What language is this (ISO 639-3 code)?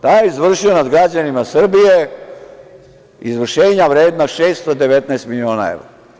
srp